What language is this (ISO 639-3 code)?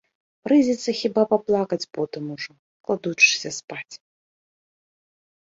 bel